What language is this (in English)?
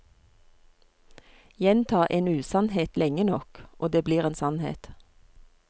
Norwegian